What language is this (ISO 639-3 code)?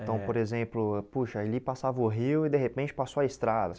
por